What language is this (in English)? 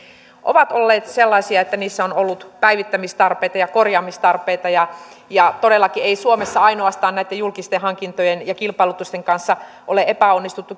Finnish